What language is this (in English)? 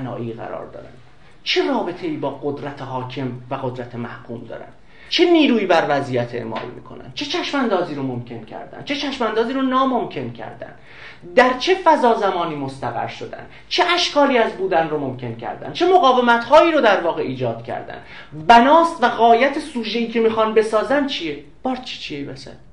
Persian